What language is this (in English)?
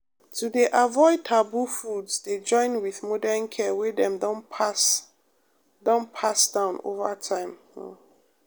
Nigerian Pidgin